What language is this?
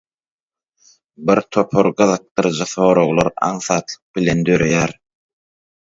Turkmen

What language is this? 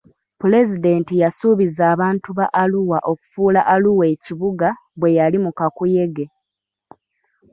Ganda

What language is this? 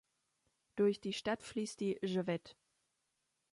German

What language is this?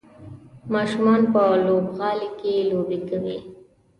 Pashto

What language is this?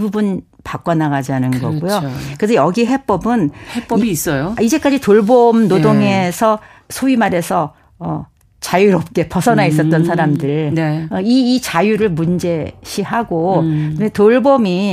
Korean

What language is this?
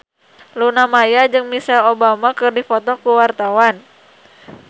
Sundanese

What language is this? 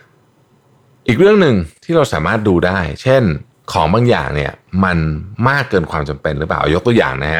Thai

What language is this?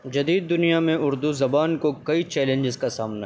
Urdu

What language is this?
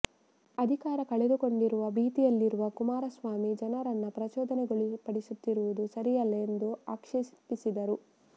Kannada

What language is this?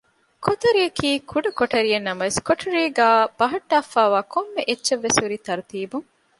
Divehi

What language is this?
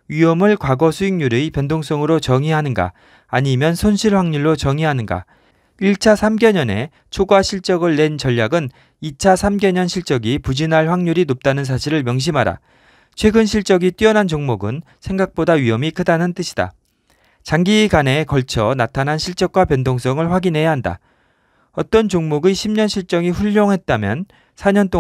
Korean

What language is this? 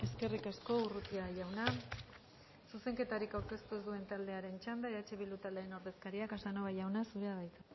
Basque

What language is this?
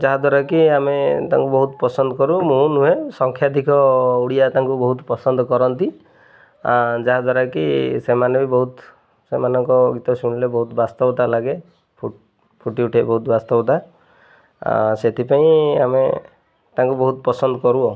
Odia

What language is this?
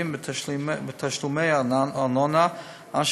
Hebrew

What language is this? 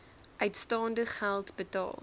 Afrikaans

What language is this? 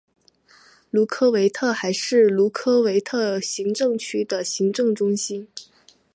Chinese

